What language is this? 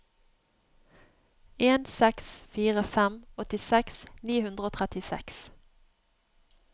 Norwegian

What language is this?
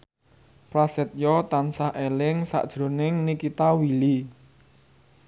Javanese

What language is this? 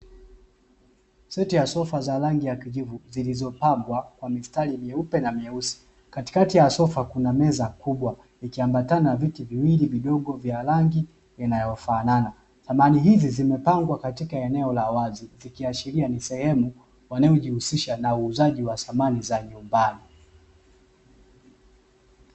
Swahili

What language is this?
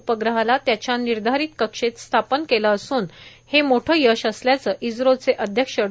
Marathi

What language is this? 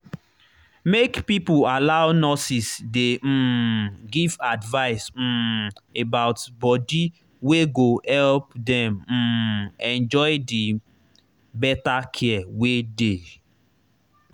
Nigerian Pidgin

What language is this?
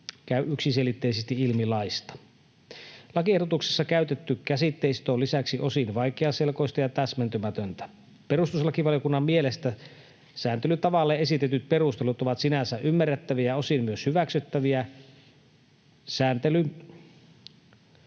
Finnish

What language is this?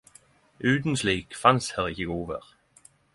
Norwegian Nynorsk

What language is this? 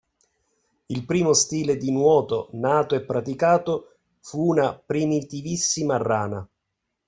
Italian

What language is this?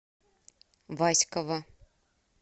Russian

